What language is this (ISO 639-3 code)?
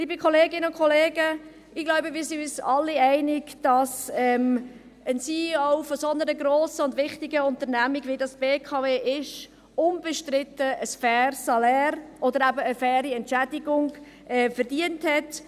gsw